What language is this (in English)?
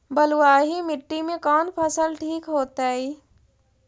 Magahi